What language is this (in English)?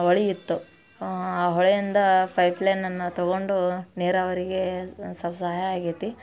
Kannada